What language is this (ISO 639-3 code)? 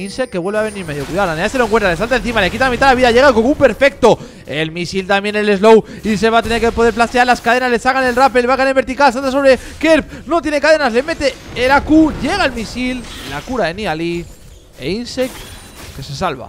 spa